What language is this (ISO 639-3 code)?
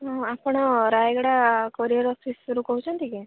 ori